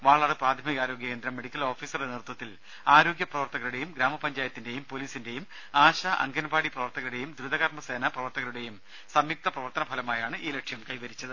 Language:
Malayalam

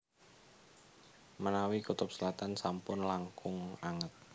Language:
Javanese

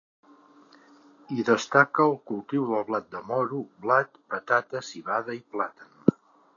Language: Catalan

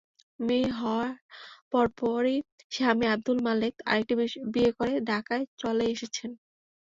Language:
Bangla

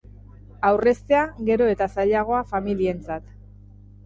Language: Basque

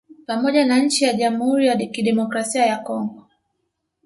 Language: Swahili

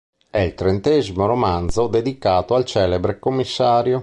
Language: Italian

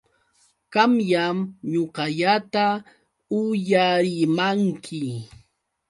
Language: Yauyos Quechua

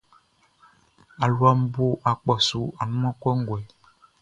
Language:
Baoulé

